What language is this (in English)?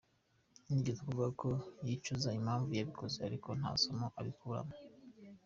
Kinyarwanda